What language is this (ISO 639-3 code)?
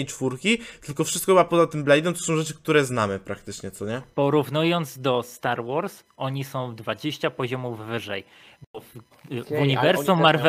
pol